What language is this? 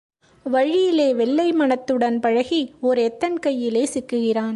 Tamil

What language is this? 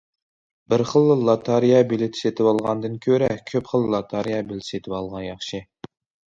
Uyghur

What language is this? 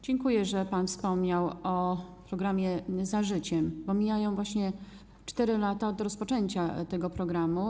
Polish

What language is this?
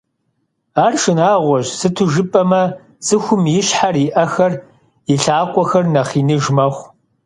Kabardian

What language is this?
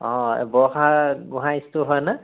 Assamese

